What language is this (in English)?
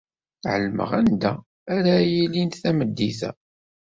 Kabyle